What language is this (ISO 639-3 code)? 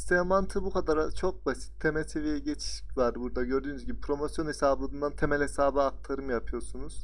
tur